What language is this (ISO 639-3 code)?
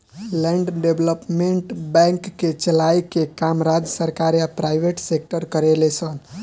bho